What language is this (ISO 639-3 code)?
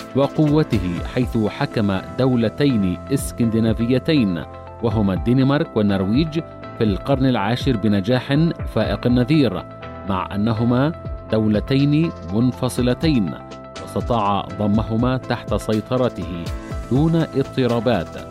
ara